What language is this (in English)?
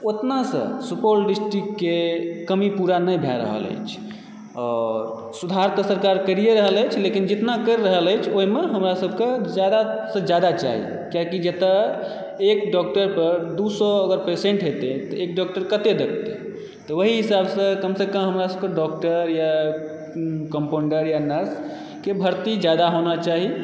Maithili